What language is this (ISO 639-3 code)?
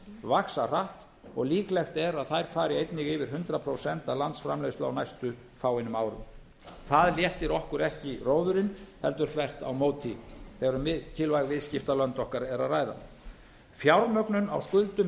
isl